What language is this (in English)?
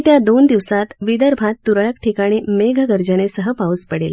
Marathi